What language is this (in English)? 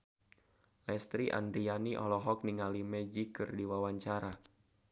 Sundanese